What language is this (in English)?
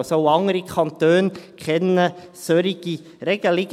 Swiss German